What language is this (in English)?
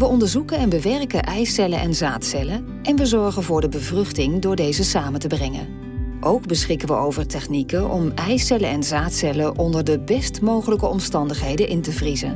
Dutch